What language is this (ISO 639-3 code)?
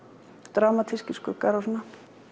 isl